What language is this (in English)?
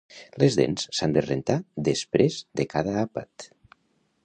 Catalan